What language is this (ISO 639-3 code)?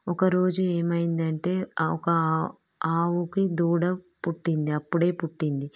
tel